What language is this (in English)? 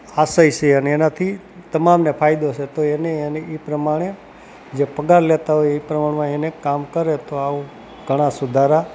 Gujarati